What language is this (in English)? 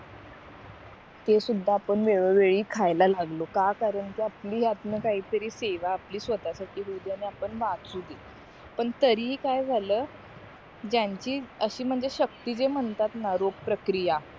Marathi